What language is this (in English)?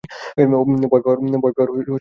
Bangla